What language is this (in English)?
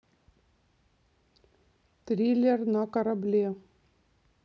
Russian